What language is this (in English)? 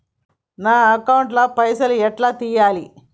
Telugu